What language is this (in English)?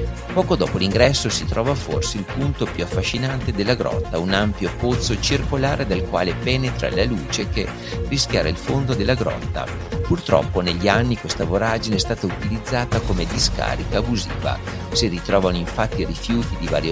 Italian